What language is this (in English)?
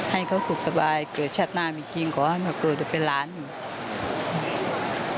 Thai